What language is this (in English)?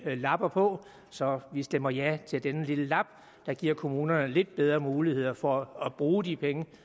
Danish